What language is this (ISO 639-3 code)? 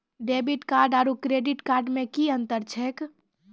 mai